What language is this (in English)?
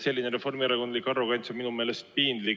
Estonian